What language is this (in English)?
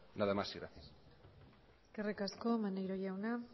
Basque